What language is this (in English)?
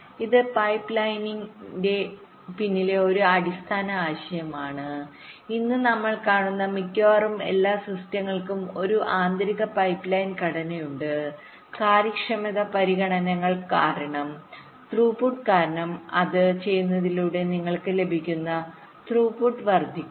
Malayalam